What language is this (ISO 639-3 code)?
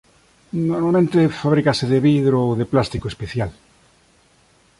glg